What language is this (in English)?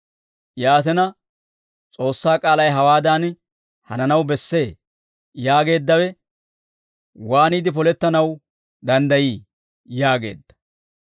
Dawro